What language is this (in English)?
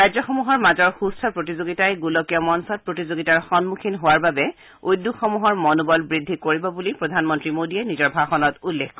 Assamese